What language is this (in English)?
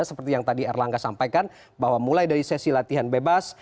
Indonesian